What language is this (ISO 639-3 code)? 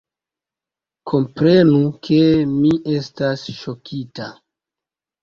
epo